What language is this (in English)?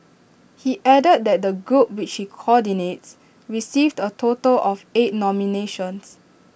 English